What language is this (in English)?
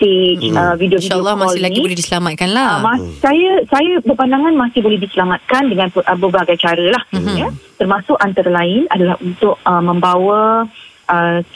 Malay